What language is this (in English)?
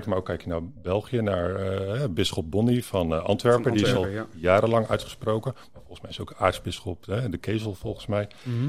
Dutch